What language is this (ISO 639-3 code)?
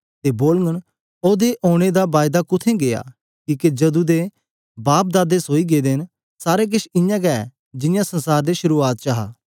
doi